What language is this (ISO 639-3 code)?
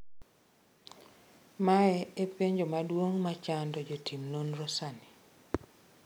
luo